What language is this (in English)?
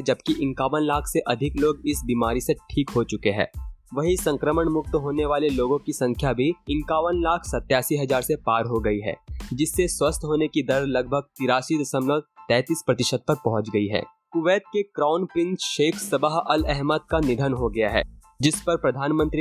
Hindi